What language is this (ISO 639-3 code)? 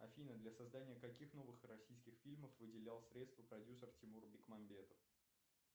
rus